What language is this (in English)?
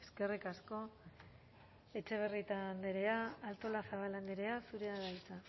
Basque